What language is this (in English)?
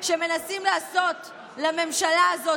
Hebrew